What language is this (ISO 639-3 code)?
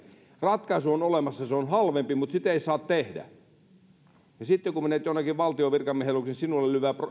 fin